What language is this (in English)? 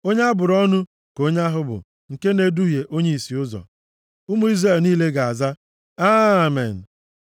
Igbo